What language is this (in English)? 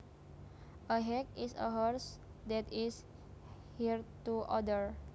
Javanese